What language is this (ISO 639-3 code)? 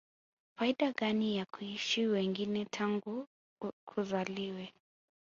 swa